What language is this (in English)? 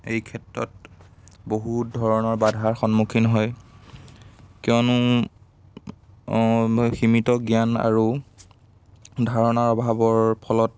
Assamese